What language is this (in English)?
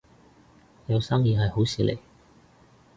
Cantonese